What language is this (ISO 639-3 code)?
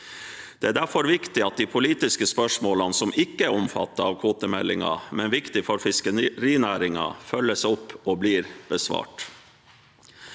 nor